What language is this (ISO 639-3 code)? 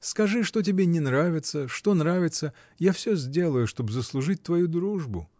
rus